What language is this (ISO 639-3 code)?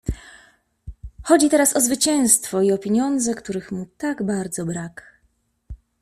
pol